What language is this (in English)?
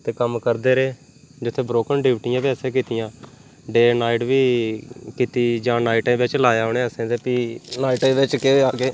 Dogri